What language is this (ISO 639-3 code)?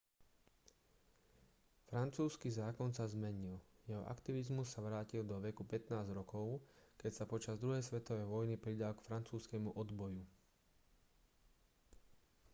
slk